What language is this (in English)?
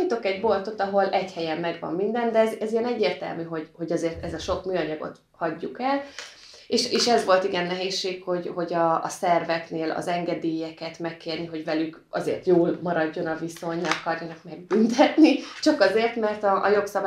Hungarian